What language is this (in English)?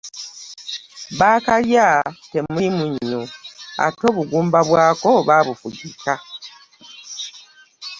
Ganda